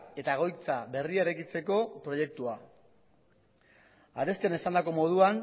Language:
Basque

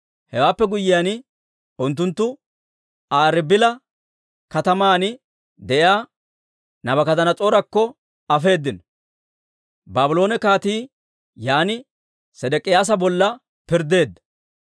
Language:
Dawro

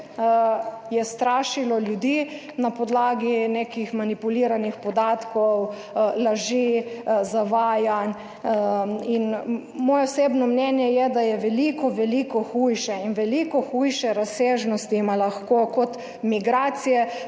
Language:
Slovenian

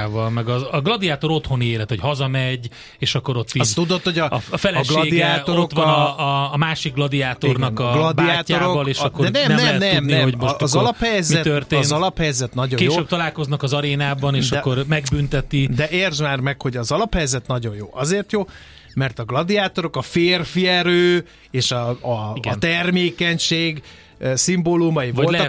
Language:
Hungarian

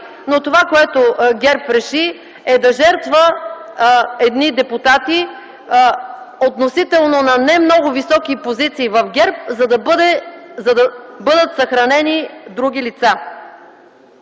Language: Bulgarian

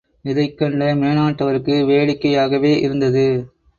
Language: Tamil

